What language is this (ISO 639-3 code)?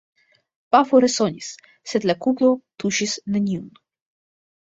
epo